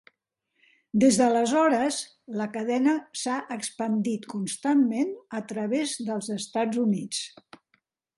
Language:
Catalan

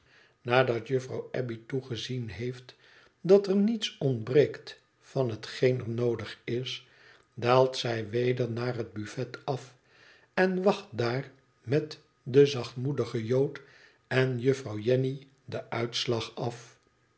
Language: Dutch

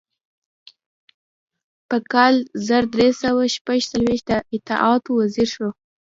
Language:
Pashto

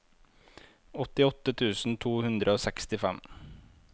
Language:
Norwegian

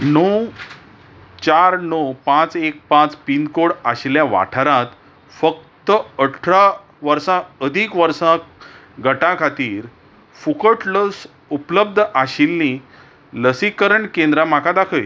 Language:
Konkani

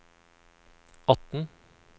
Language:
Norwegian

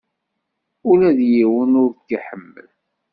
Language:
Kabyle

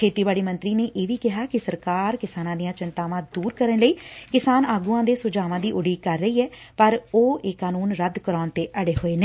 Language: Punjabi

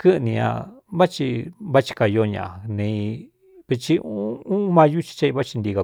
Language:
Cuyamecalco Mixtec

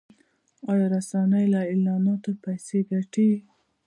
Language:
Pashto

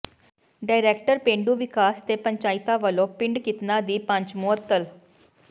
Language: Punjabi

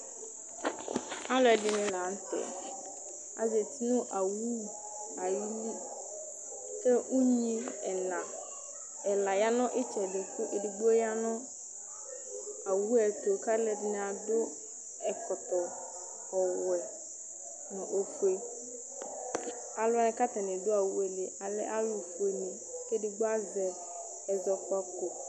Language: Ikposo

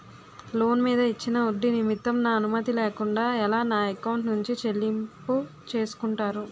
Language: Telugu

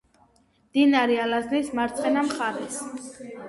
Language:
Georgian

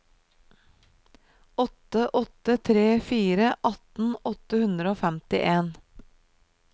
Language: Norwegian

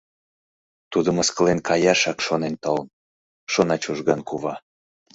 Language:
Mari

